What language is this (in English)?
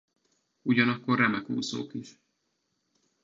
Hungarian